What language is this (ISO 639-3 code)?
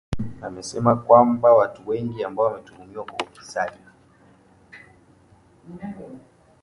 swa